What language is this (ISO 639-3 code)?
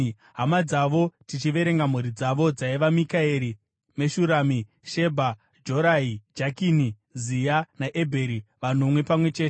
sna